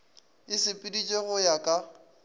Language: Northern Sotho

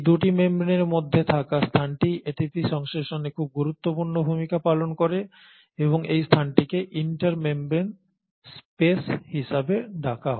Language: Bangla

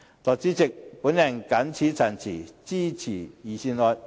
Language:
Cantonese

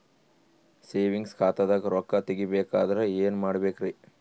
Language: Kannada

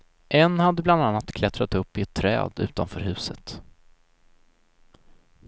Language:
Swedish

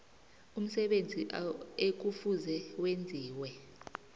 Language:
South Ndebele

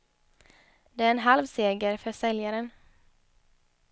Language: Swedish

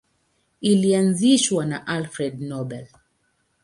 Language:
Swahili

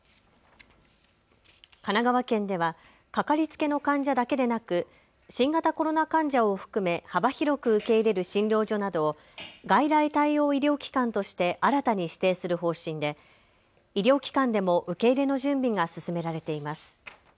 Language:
Japanese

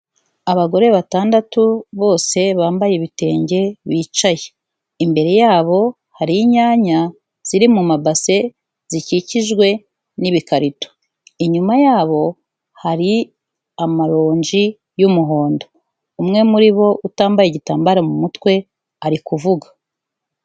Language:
Kinyarwanda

